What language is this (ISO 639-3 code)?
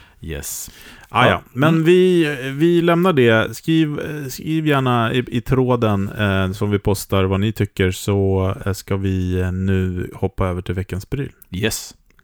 swe